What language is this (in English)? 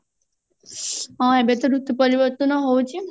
Odia